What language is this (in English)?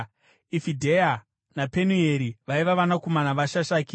Shona